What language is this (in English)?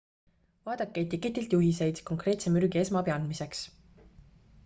Estonian